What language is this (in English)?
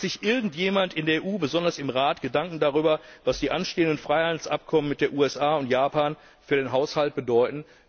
German